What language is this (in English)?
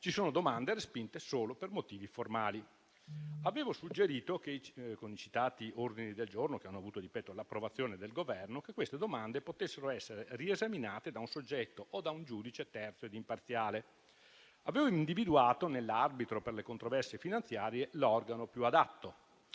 Italian